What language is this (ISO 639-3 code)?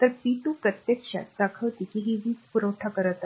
mar